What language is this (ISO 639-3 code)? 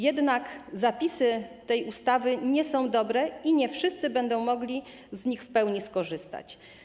pol